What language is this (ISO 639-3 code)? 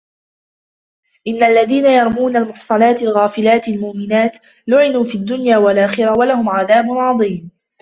ara